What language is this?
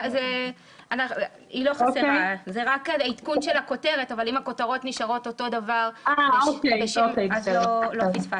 Hebrew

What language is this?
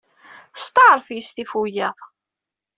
Kabyle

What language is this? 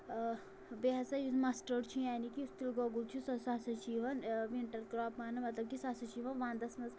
Kashmiri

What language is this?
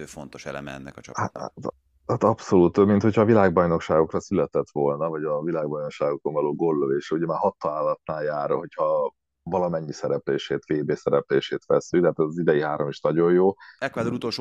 Hungarian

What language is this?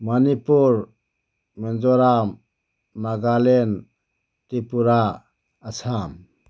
Manipuri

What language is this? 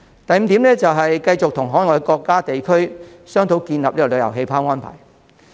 Cantonese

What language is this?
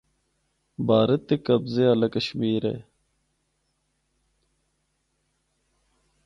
Northern Hindko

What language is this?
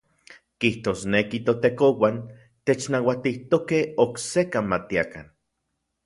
Central Puebla Nahuatl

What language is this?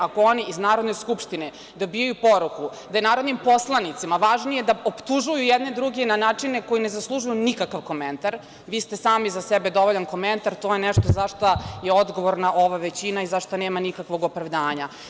Serbian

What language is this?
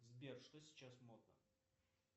Russian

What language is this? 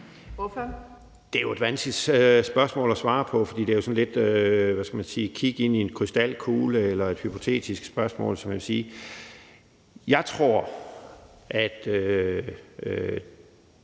Danish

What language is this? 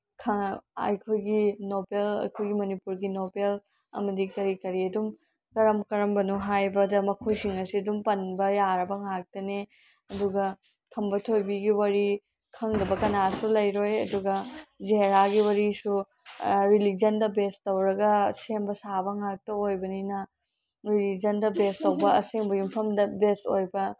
Manipuri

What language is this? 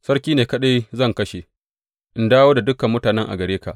Hausa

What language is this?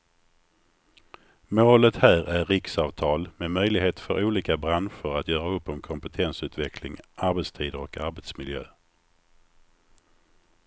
Swedish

